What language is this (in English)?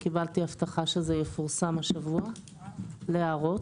Hebrew